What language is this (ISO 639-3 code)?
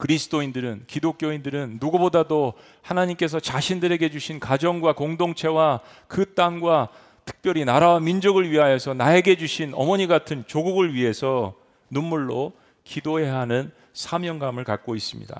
kor